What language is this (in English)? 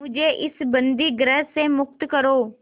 Hindi